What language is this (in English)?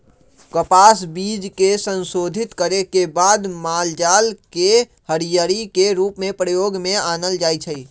Magahi